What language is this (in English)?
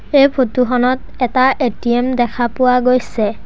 Assamese